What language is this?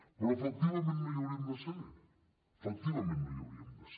Catalan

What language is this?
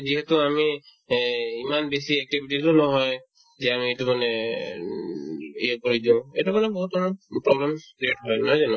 Assamese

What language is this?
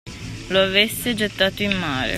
Italian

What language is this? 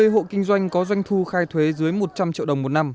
Vietnamese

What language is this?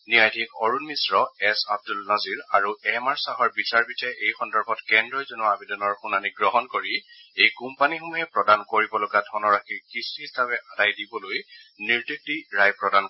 Assamese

